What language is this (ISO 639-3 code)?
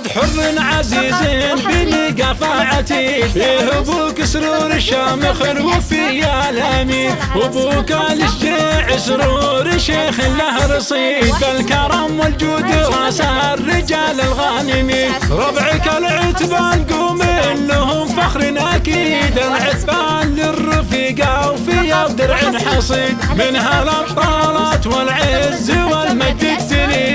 ara